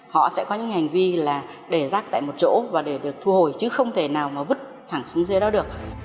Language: Vietnamese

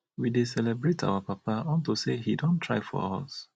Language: Nigerian Pidgin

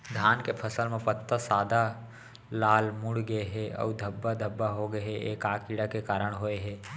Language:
Chhattisgarhi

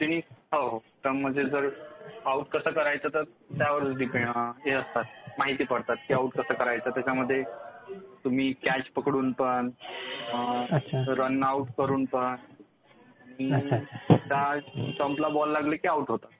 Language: Marathi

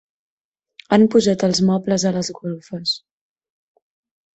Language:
Catalan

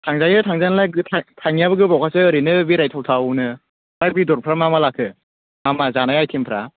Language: Bodo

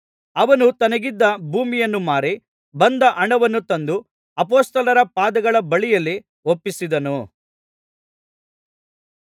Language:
Kannada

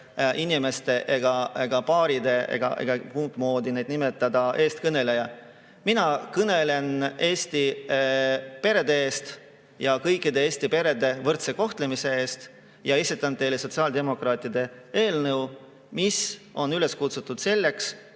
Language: Estonian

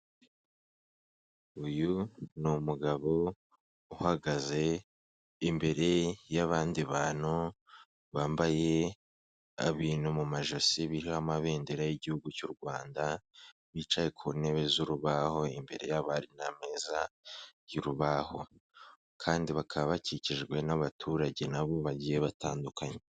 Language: Kinyarwanda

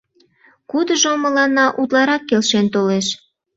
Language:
Mari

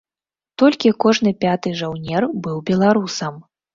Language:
Belarusian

